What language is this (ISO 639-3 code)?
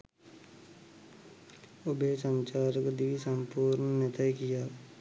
sin